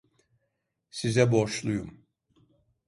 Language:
Turkish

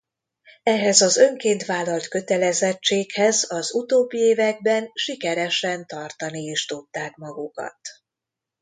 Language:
Hungarian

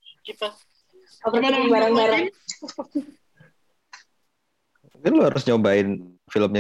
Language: Indonesian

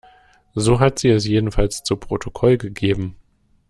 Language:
German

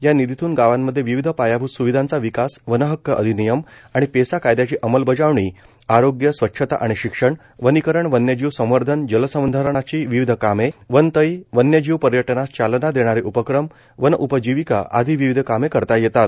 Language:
Marathi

